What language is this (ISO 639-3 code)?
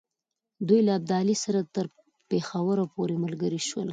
pus